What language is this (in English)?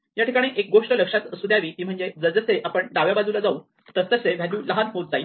Marathi